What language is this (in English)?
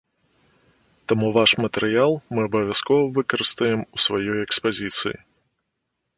Belarusian